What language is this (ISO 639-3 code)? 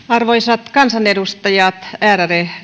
fin